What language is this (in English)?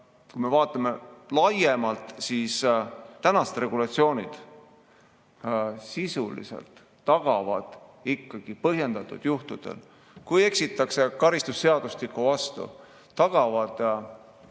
Estonian